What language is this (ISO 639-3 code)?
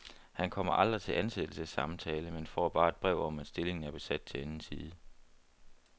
dan